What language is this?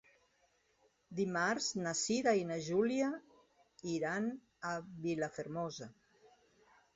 Catalan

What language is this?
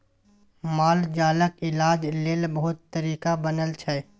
Maithili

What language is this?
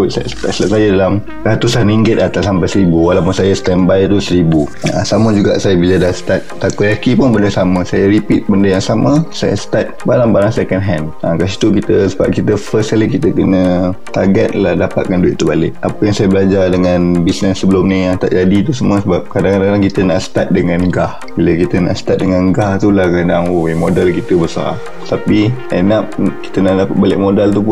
Malay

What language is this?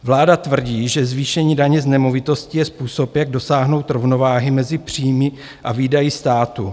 Czech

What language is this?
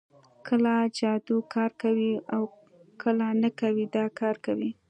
Pashto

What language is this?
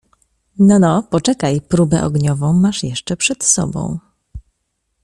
Polish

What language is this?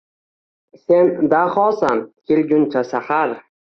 Uzbek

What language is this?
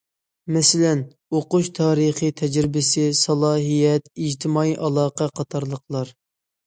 Uyghur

